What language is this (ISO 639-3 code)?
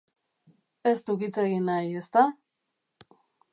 eus